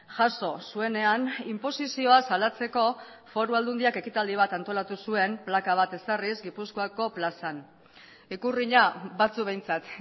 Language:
Basque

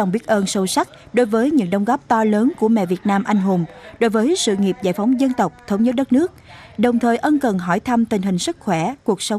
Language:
Vietnamese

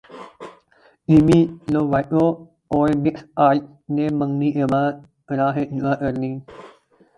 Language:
Urdu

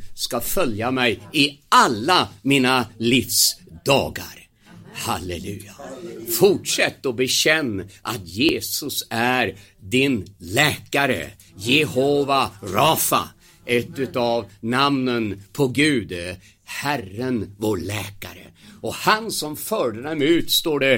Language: Swedish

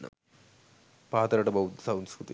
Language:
Sinhala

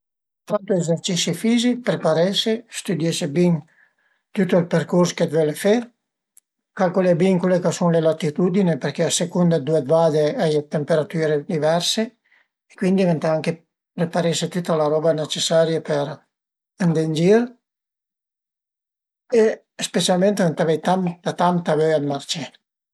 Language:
Piedmontese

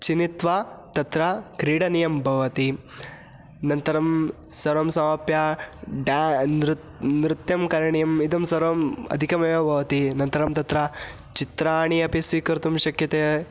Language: Sanskrit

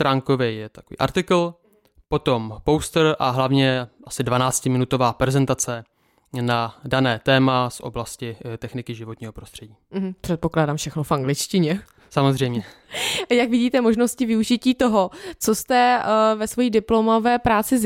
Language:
Czech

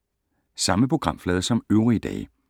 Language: Danish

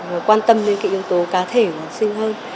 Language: Vietnamese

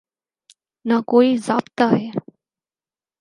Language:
Urdu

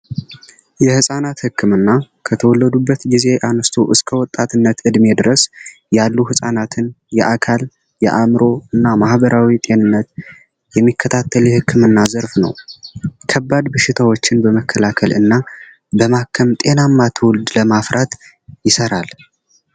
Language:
Amharic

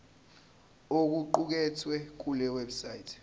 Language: Zulu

